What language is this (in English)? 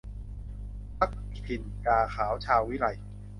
Thai